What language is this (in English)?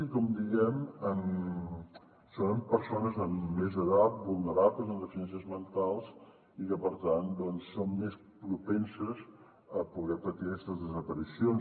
Catalan